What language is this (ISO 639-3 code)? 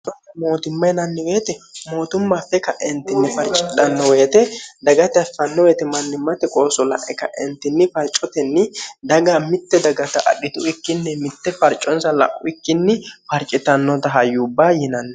sid